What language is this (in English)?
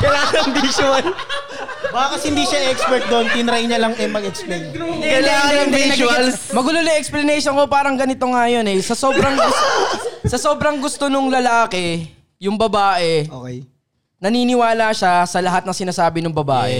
Filipino